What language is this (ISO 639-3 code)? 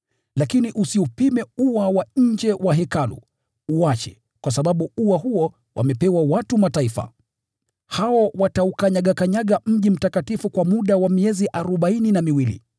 swa